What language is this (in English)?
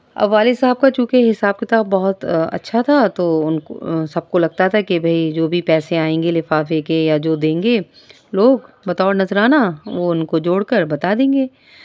Urdu